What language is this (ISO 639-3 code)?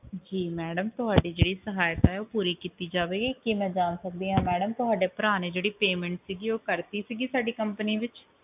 pan